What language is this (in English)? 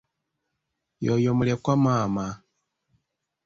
Ganda